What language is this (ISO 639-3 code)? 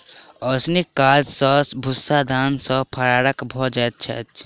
mai